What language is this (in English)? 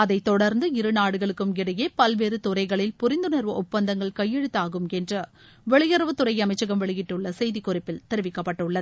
Tamil